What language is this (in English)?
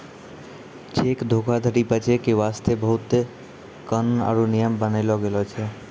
Maithili